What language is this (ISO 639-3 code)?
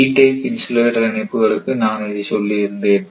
tam